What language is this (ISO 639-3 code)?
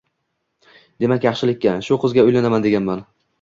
uzb